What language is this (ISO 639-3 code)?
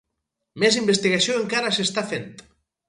cat